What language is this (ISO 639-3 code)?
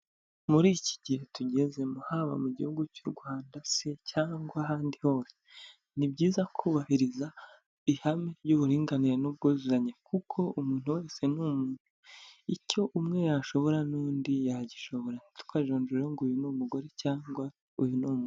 kin